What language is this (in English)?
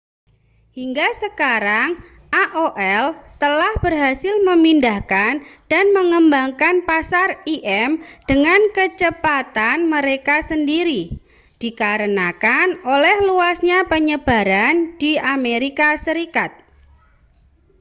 Indonesian